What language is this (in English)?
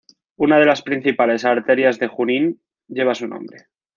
Spanish